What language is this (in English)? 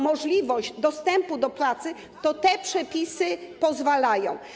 Polish